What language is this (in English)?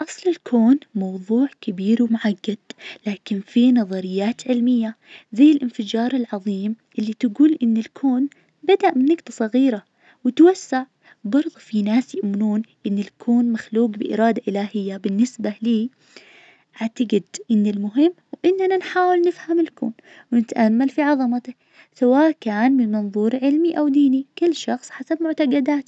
Najdi Arabic